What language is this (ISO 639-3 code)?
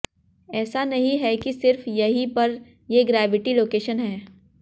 hin